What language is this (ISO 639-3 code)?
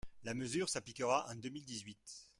fra